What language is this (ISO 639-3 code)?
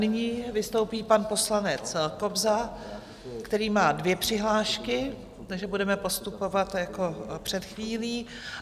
ces